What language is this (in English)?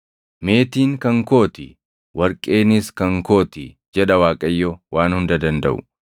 Oromo